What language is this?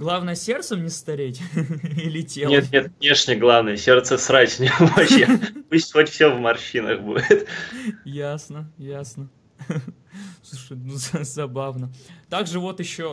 Russian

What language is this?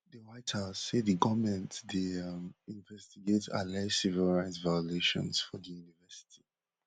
Nigerian Pidgin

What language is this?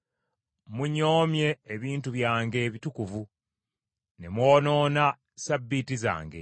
Ganda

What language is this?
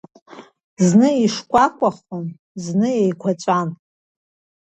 Abkhazian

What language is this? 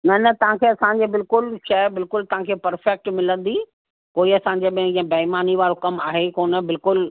Sindhi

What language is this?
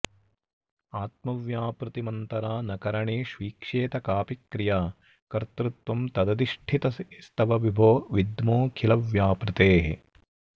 Sanskrit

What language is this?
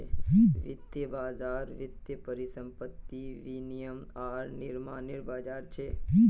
Magahi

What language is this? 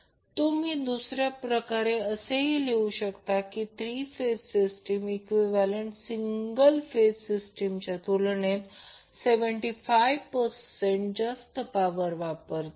Marathi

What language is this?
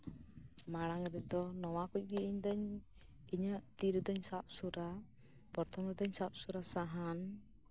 Santali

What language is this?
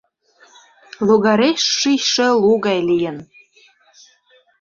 Mari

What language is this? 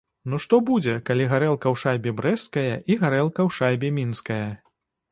Belarusian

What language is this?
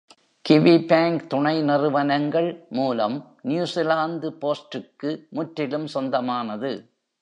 Tamil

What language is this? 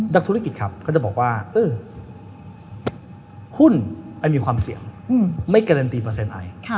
Thai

